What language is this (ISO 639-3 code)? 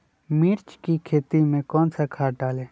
mag